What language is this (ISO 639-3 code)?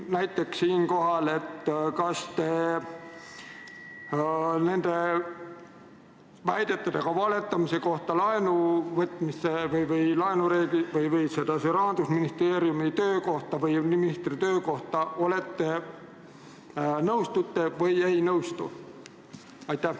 est